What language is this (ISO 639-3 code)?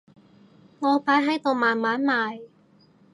yue